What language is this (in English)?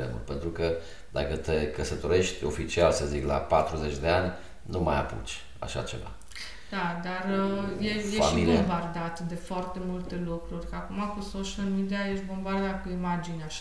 Romanian